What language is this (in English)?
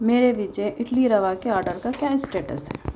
Urdu